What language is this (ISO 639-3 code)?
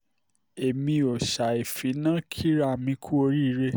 yor